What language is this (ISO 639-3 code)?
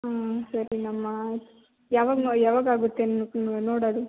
kan